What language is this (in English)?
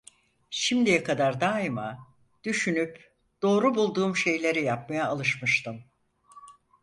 Turkish